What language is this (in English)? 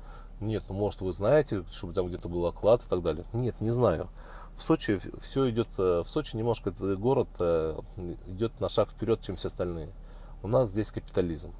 Russian